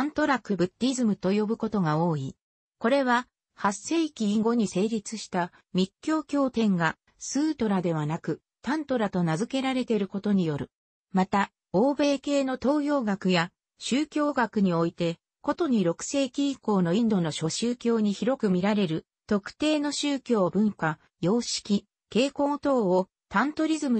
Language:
Japanese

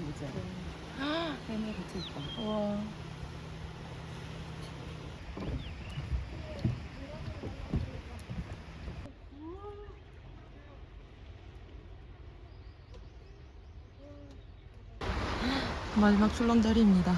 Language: Korean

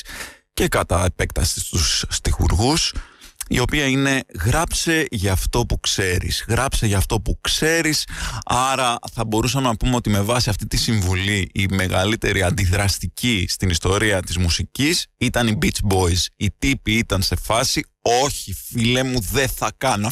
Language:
Greek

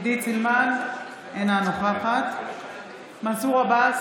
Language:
Hebrew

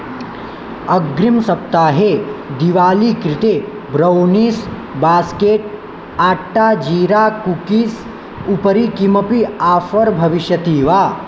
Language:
Sanskrit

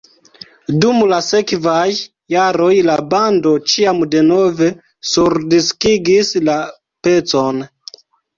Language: Esperanto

